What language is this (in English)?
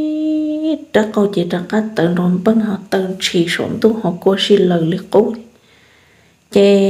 Vietnamese